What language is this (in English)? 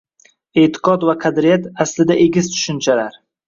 Uzbek